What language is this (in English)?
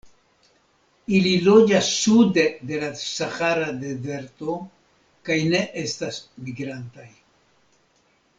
Esperanto